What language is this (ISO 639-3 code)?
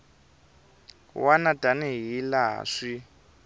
tso